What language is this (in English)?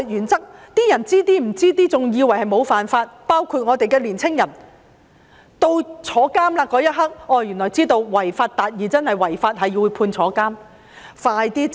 Cantonese